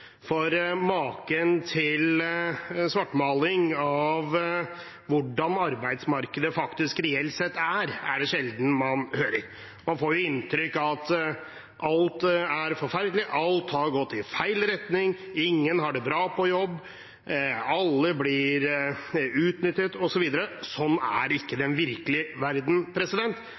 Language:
Norwegian Bokmål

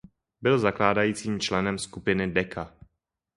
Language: Czech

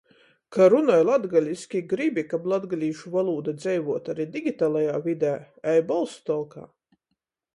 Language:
Latgalian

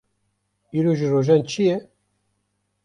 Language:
Kurdish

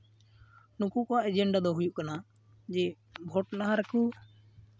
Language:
Santali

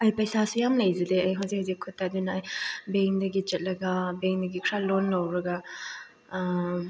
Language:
Manipuri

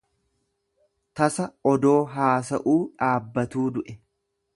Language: Oromo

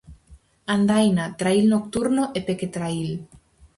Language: Galician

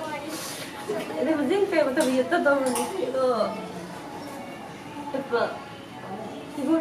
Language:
Japanese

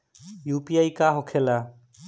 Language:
Bhojpuri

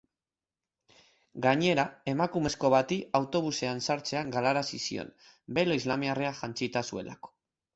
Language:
Basque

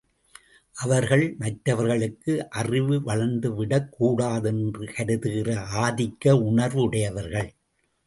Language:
Tamil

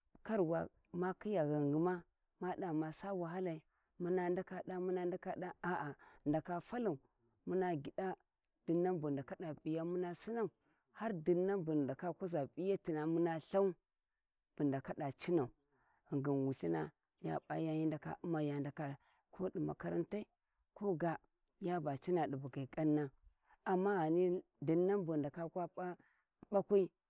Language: Warji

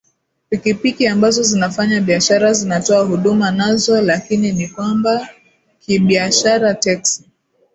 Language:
Swahili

